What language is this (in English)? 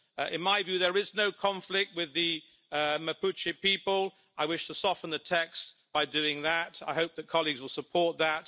English